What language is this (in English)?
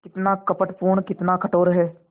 Hindi